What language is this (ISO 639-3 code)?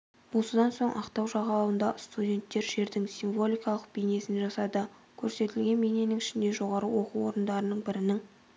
kaz